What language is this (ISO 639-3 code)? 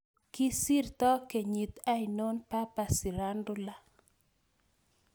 kln